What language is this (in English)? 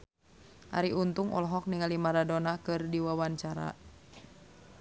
Sundanese